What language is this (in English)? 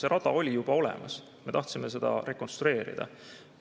Estonian